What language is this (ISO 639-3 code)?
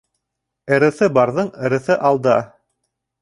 bak